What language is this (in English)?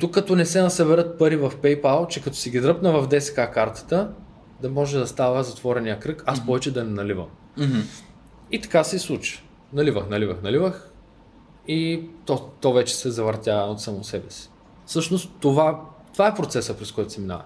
Bulgarian